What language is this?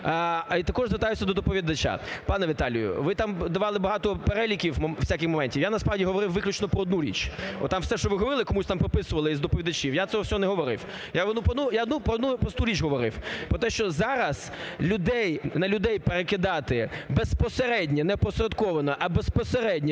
Ukrainian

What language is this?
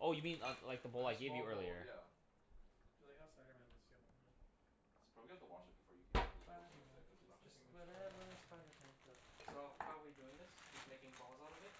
English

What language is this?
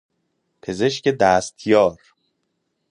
Persian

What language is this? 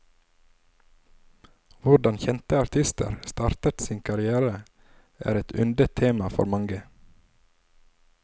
Norwegian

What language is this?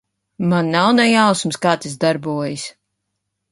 Latvian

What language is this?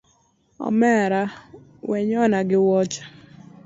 Luo (Kenya and Tanzania)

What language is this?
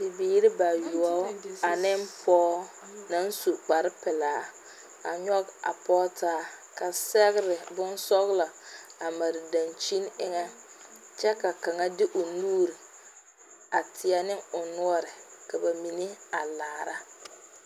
Southern Dagaare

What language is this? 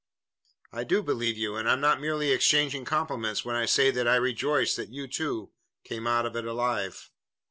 English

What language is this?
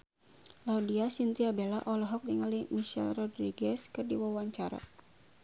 Sundanese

